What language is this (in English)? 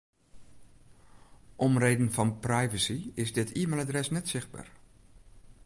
Western Frisian